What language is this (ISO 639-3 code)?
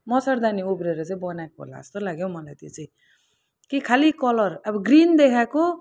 nep